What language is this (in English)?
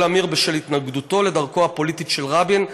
Hebrew